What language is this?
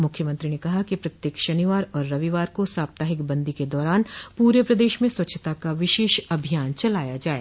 Hindi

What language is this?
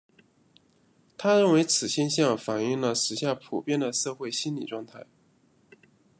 Chinese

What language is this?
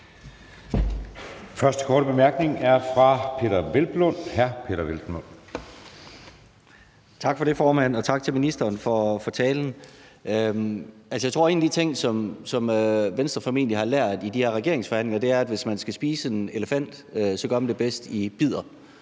Danish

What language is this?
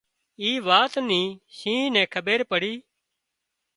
Wadiyara Koli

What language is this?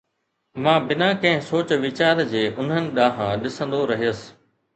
Sindhi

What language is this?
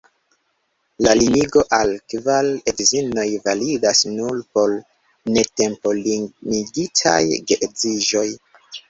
Esperanto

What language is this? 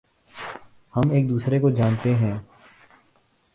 Urdu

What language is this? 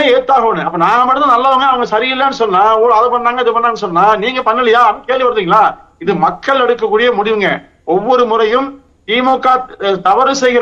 Tamil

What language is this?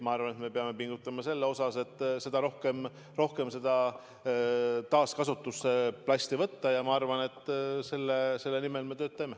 Estonian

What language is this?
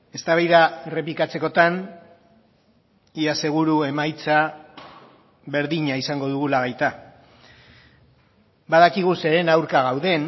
Basque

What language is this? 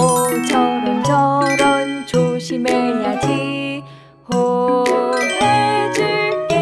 Korean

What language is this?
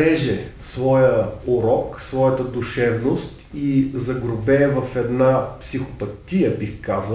Bulgarian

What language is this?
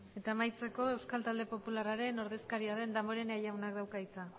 Basque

